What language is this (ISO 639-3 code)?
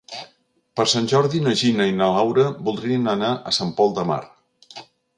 cat